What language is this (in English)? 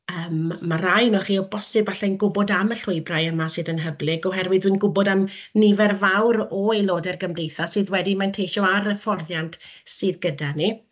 Welsh